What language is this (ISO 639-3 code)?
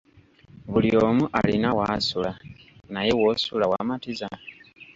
lug